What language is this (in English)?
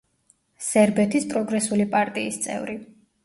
Georgian